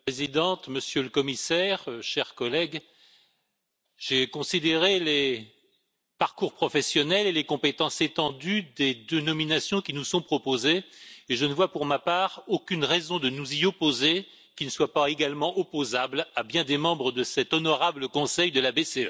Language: French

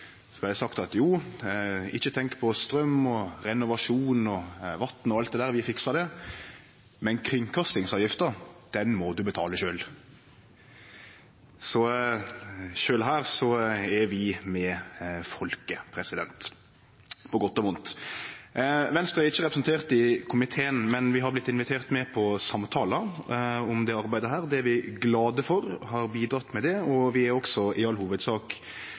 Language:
Norwegian Nynorsk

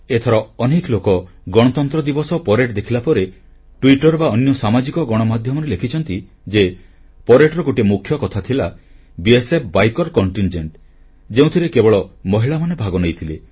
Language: Odia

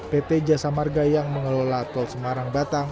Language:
Indonesian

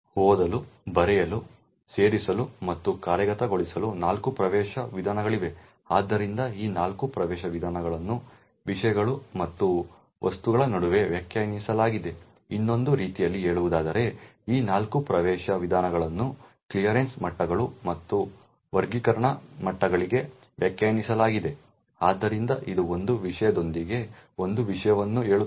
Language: Kannada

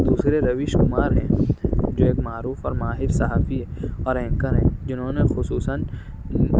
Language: Urdu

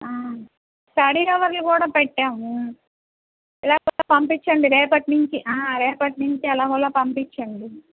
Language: Telugu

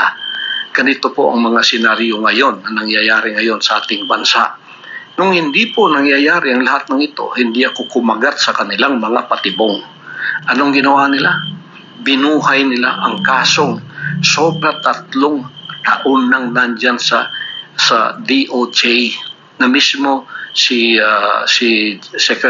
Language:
Filipino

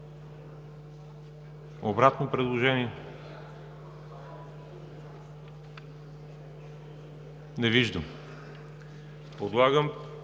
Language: Bulgarian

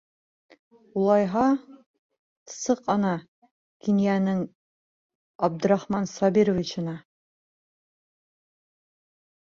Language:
Bashkir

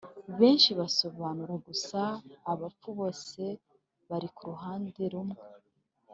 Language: Kinyarwanda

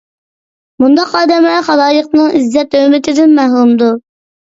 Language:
Uyghur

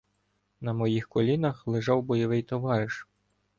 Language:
Ukrainian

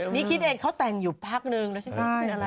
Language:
Thai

